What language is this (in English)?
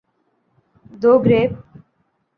Urdu